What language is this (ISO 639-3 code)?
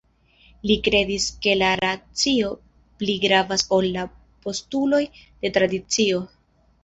epo